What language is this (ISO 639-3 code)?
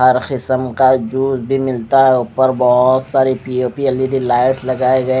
hin